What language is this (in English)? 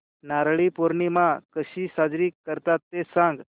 Marathi